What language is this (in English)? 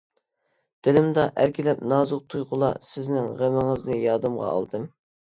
Uyghur